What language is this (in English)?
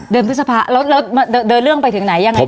Thai